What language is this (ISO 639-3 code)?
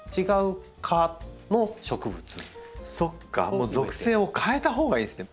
jpn